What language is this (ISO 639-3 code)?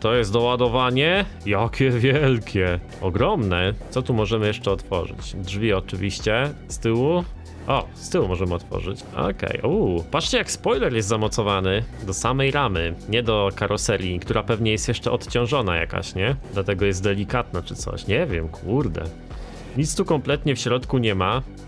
pol